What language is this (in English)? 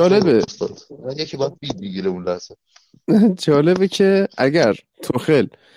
Persian